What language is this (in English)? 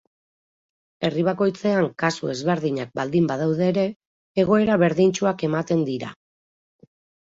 Basque